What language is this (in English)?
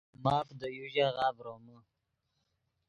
Yidgha